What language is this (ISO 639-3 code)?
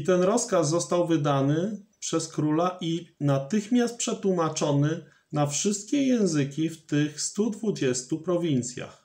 pol